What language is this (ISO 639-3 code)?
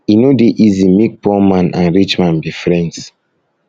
pcm